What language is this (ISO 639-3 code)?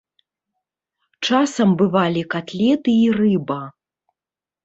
bel